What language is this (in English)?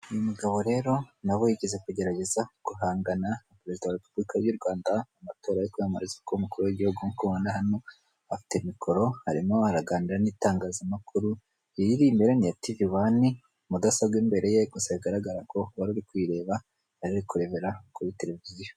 Kinyarwanda